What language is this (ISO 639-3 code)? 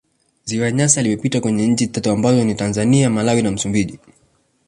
swa